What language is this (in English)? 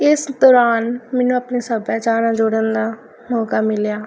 Punjabi